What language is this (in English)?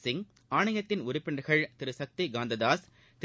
Tamil